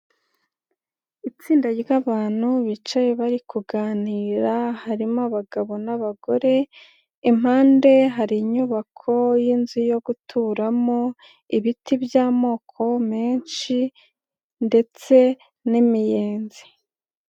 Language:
Kinyarwanda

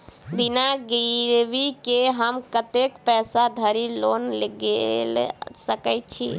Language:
Maithili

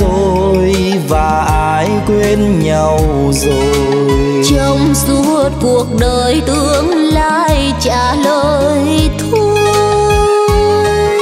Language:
Vietnamese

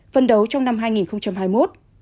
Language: Vietnamese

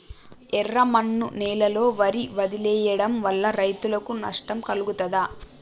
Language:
Telugu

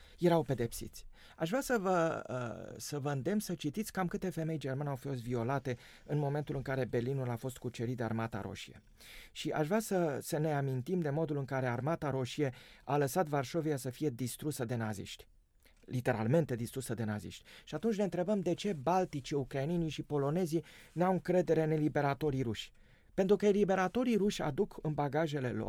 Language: Romanian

